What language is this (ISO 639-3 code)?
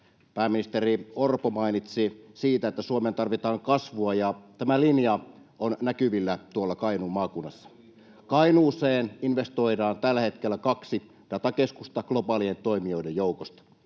fin